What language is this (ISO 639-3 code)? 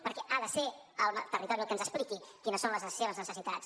cat